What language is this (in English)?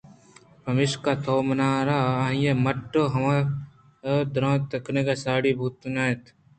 Eastern Balochi